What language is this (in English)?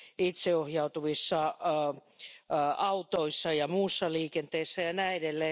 Finnish